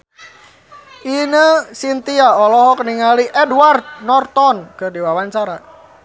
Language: Sundanese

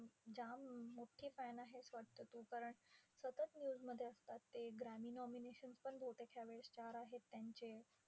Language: Marathi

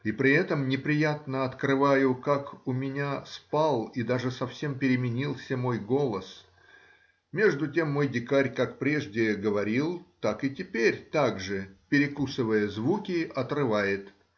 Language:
Russian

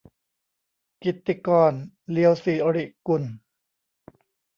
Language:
Thai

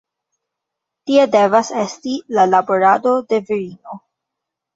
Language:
Esperanto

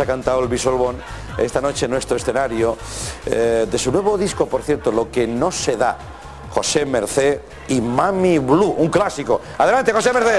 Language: Spanish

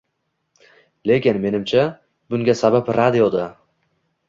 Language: Uzbek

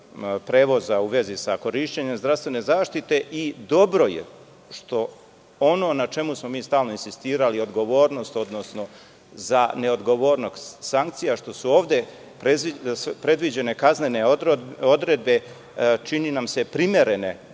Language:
Serbian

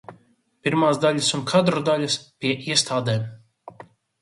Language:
Latvian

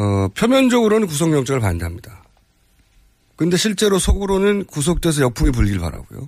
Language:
Korean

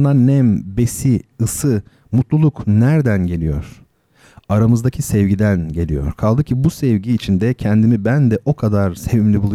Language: Turkish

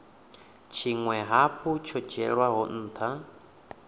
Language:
Venda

